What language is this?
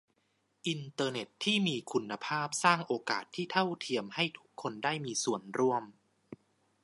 Thai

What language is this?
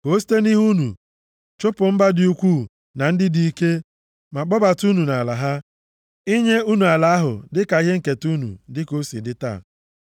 Igbo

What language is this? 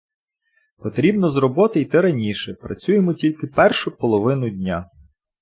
Ukrainian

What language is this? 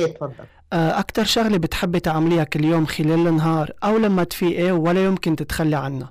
Arabic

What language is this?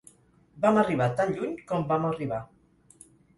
Catalan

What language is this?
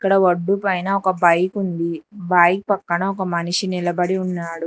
Telugu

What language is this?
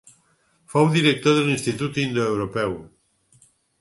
Catalan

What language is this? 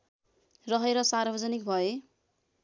Nepali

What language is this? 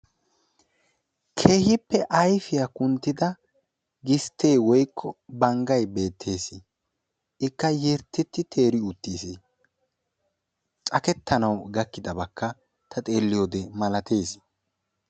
Wolaytta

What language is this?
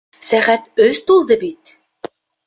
Bashkir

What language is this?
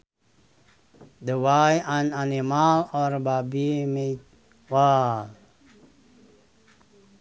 Sundanese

